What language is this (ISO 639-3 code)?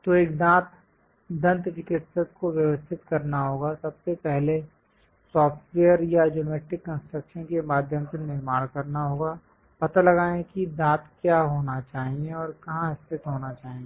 hin